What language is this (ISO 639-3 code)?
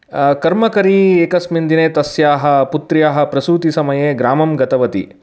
san